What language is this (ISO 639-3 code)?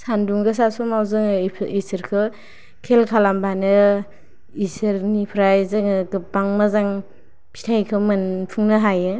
brx